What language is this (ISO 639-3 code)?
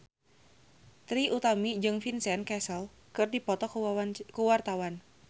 sun